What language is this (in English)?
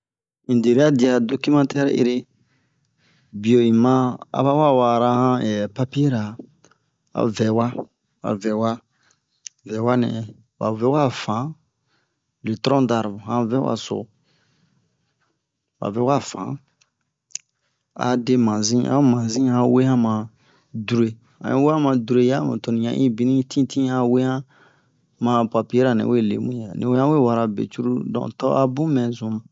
Bomu